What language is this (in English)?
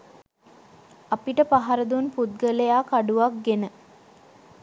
Sinhala